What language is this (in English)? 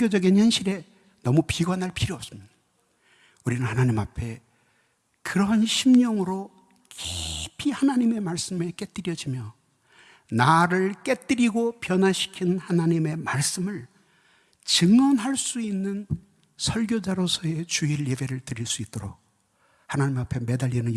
Korean